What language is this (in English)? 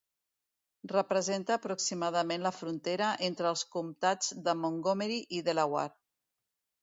Catalan